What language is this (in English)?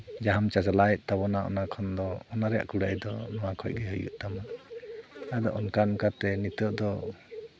Santali